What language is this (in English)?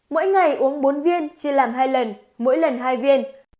Vietnamese